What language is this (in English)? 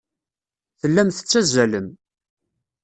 Kabyle